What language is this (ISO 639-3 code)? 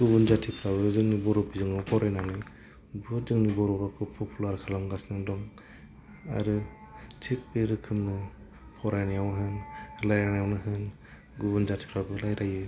brx